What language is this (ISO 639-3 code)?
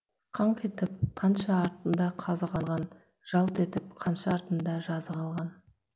kaz